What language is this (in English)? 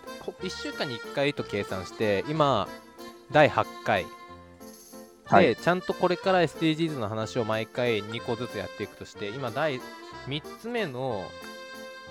Japanese